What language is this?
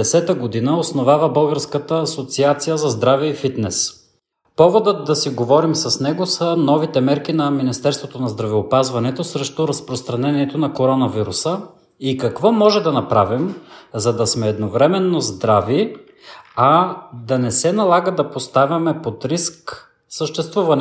Bulgarian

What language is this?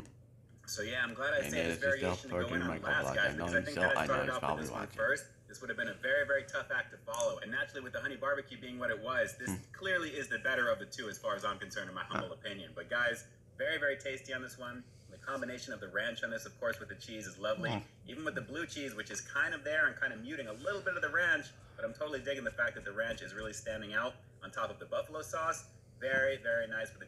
English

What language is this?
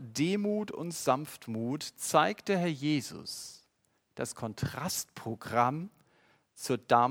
German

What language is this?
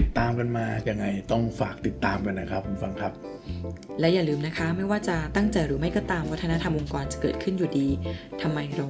Thai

